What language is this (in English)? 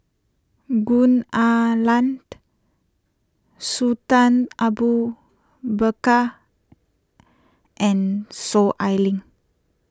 English